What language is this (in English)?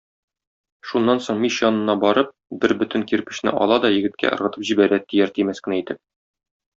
Tatar